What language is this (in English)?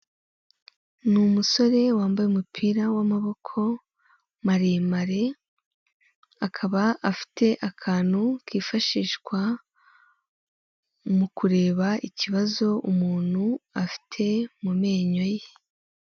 Kinyarwanda